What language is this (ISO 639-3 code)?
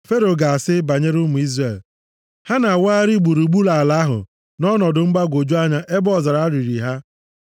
ibo